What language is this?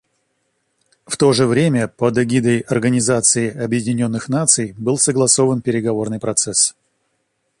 Russian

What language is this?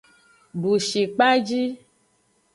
Aja (Benin)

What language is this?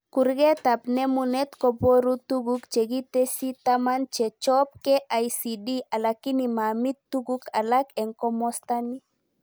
Kalenjin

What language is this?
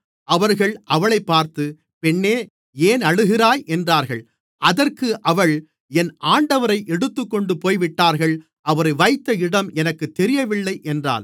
Tamil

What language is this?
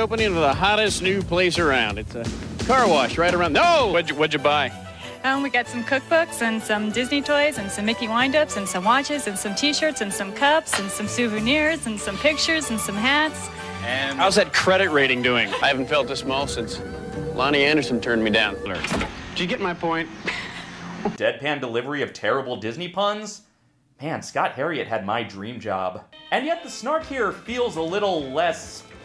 English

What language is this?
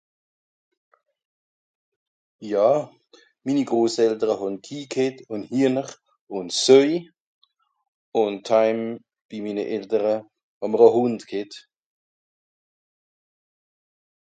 Swiss German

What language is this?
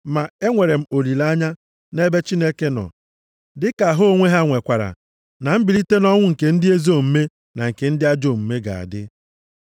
Igbo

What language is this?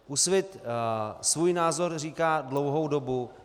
Czech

